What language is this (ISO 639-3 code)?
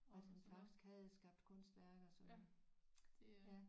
dan